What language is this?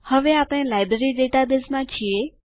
Gujarati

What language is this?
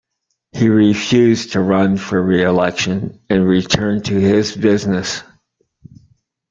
English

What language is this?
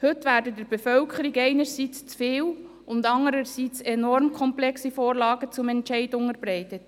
Swiss German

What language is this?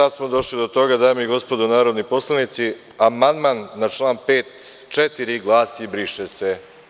Serbian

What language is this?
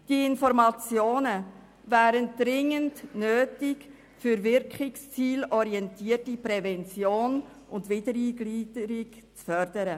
Swiss German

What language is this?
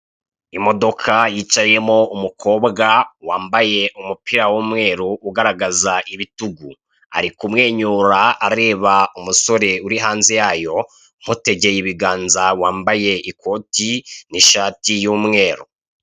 Kinyarwanda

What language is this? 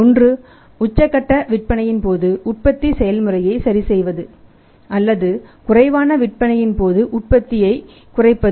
Tamil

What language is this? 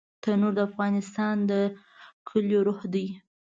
Pashto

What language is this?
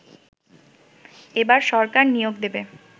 Bangla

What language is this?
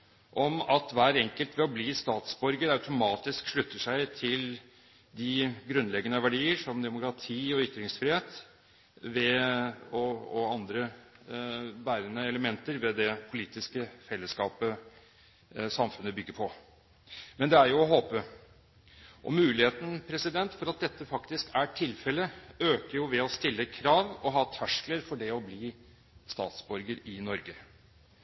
Norwegian Bokmål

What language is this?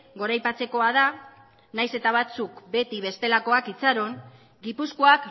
Basque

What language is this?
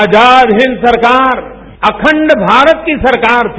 Hindi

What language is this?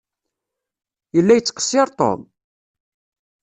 Kabyle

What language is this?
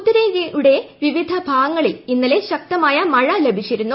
Malayalam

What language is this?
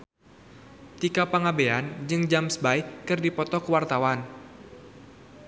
Sundanese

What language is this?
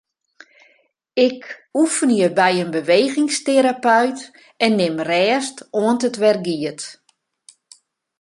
Western Frisian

